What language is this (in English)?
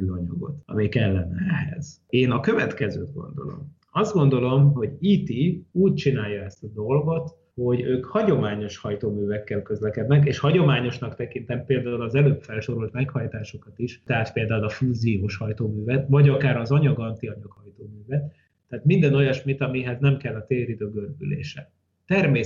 Hungarian